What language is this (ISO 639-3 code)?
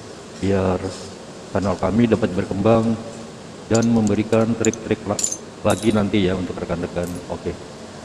ind